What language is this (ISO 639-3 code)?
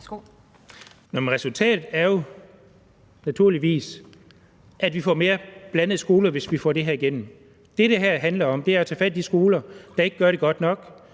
dan